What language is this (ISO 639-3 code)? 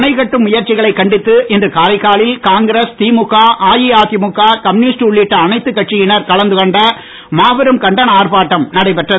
tam